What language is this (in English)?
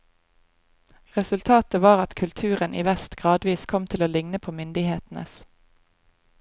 Norwegian